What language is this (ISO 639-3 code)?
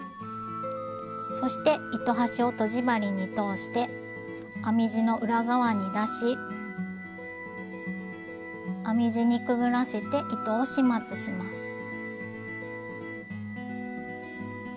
jpn